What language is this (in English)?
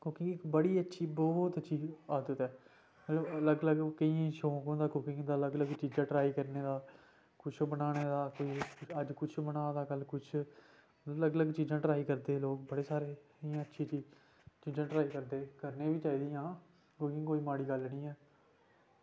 Dogri